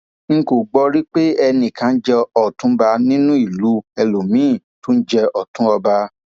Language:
Yoruba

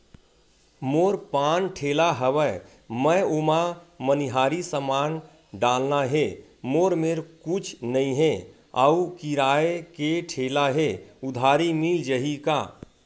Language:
Chhattisgarhi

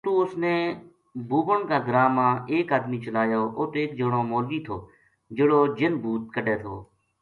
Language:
Gujari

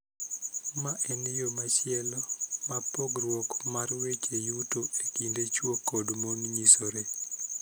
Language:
Luo (Kenya and Tanzania)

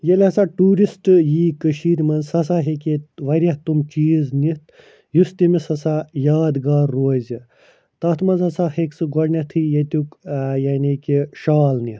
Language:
Kashmiri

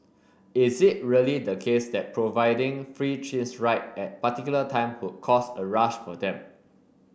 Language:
English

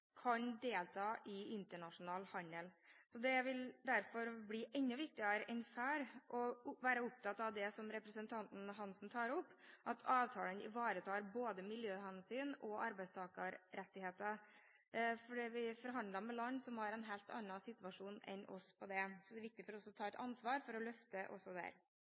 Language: Norwegian Bokmål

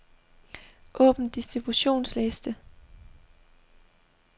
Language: Danish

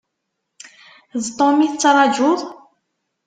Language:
Kabyle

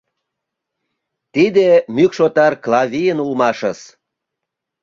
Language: Mari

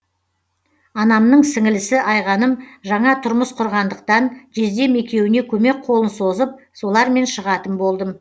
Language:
Kazakh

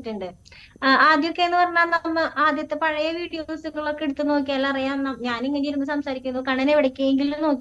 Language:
Malayalam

